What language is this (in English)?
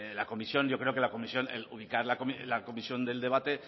Spanish